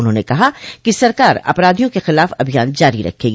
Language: Hindi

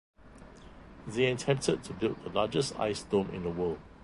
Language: English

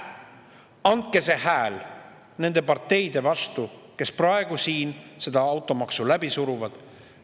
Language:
Estonian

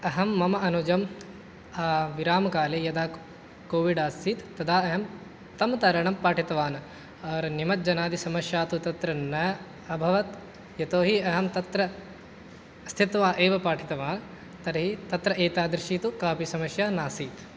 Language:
Sanskrit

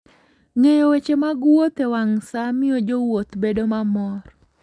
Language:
Luo (Kenya and Tanzania)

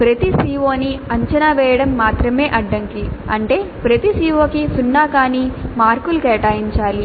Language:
Telugu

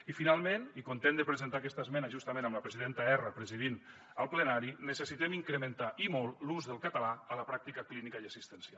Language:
Catalan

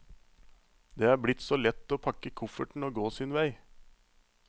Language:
Norwegian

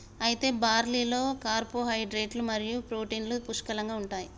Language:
Telugu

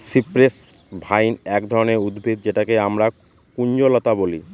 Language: Bangla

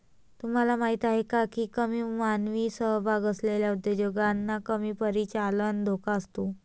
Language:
Marathi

